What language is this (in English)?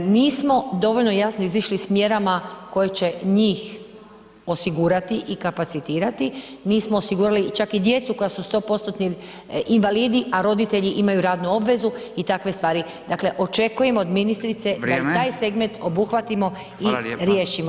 Croatian